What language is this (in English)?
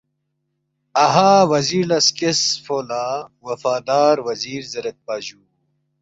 Balti